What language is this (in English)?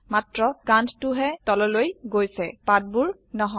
Assamese